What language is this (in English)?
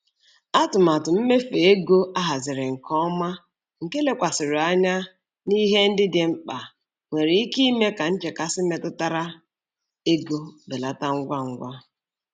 Igbo